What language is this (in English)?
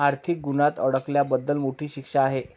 Marathi